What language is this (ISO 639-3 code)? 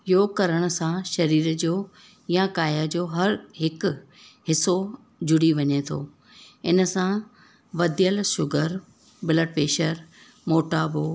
snd